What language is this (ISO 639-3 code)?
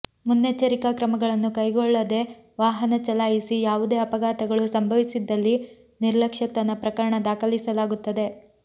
kan